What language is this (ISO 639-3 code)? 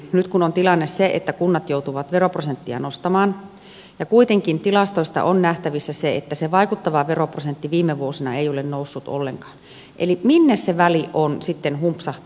fin